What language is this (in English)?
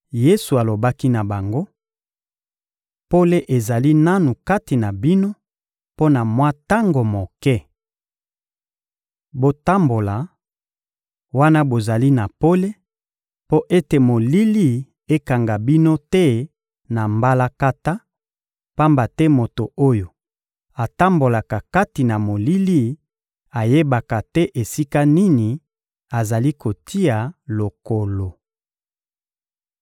Lingala